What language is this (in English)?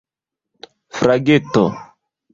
Esperanto